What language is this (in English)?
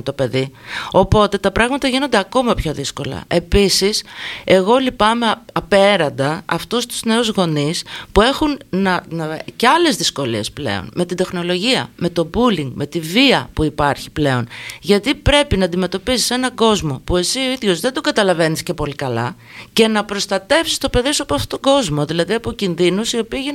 Greek